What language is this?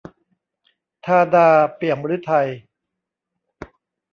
Thai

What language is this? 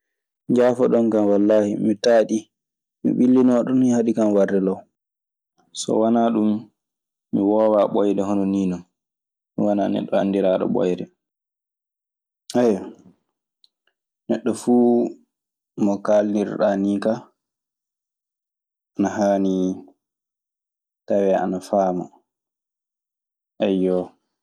Maasina Fulfulde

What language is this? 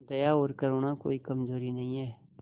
Hindi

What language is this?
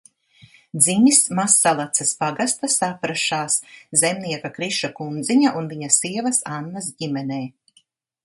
Latvian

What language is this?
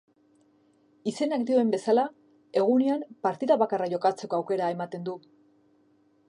Basque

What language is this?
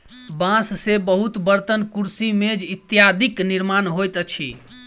Maithili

